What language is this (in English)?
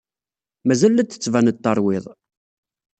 Kabyle